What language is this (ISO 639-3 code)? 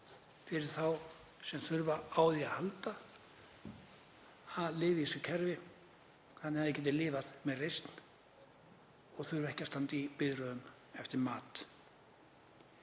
isl